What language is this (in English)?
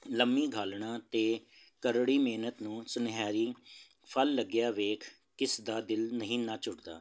Punjabi